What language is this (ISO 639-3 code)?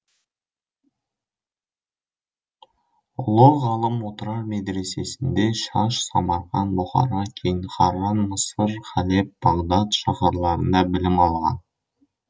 kaz